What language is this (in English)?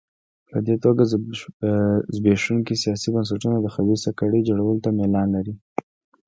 Pashto